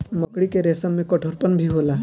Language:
Bhojpuri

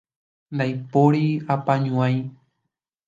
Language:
Guarani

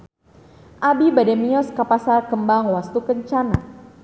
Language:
Sundanese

